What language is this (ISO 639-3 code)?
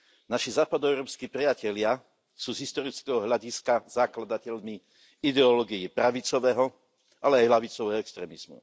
slk